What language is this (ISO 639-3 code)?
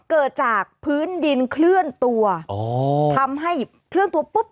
tha